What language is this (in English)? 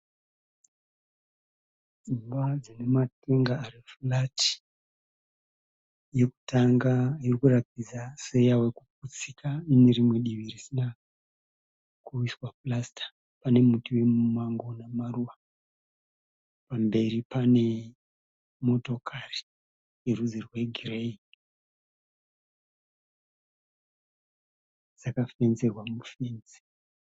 Shona